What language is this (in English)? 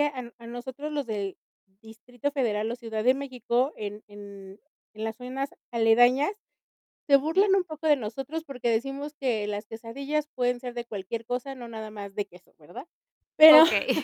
Spanish